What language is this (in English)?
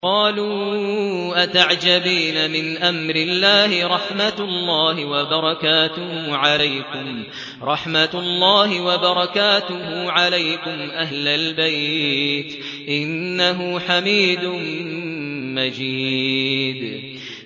Arabic